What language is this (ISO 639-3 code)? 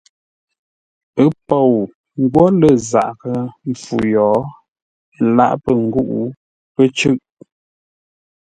nla